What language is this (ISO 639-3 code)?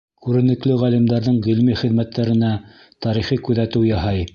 bak